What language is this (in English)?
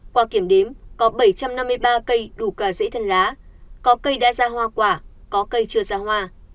Vietnamese